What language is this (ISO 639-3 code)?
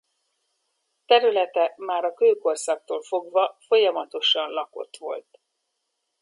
hun